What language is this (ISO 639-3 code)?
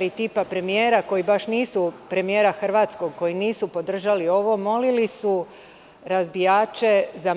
srp